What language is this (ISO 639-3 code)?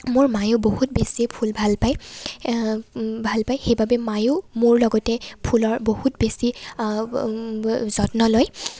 asm